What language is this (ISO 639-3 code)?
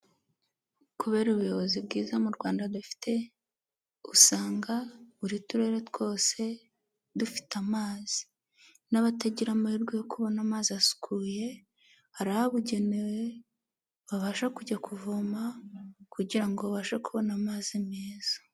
kin